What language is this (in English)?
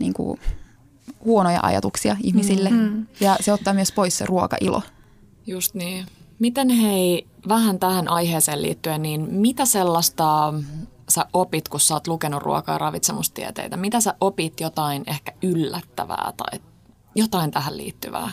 Finnish